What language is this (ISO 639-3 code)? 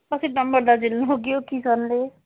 nep